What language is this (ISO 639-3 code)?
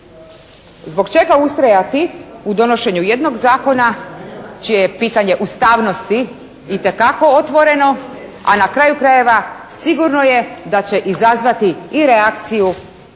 hrv